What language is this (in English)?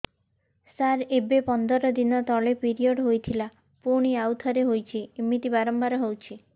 Odia